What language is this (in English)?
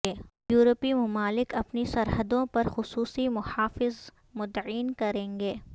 Urdu